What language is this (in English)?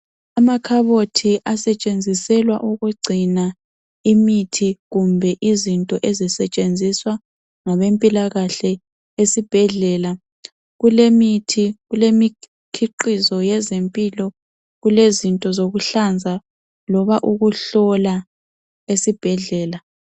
North Ndebele